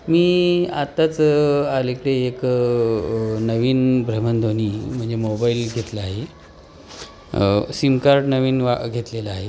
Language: Marathi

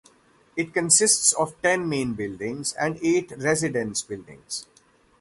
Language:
English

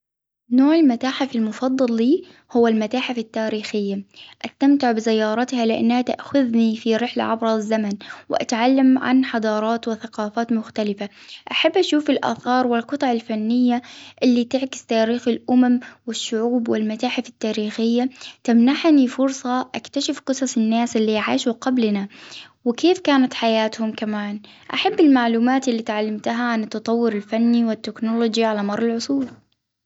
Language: Hijazi Arabic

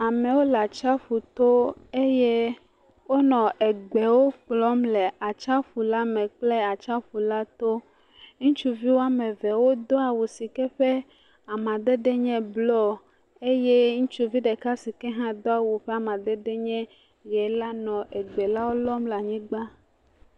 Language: Ewe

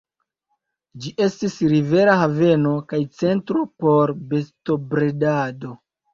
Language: Esperanto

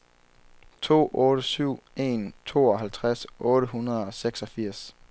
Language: Danish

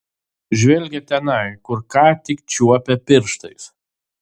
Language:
Lithuanian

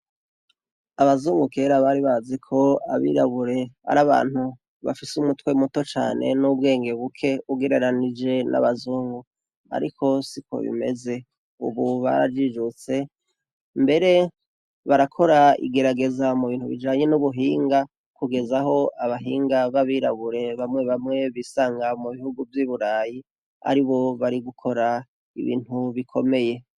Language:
Rundi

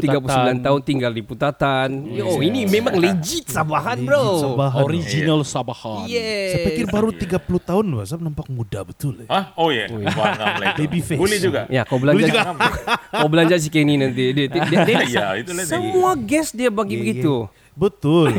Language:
Malay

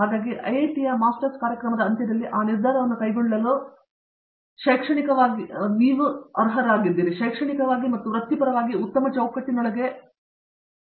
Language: Kannada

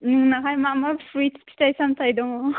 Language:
Bodo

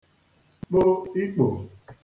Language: Igbo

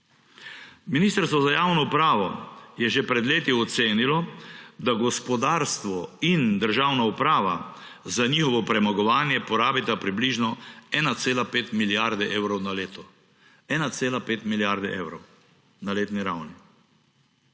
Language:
Slovenian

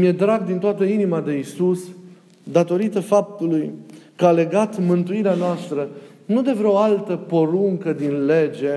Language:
Romanian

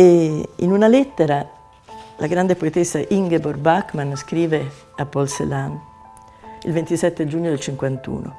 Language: Italian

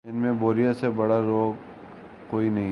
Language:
Urdu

